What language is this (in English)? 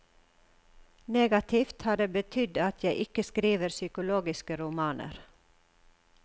Norwegian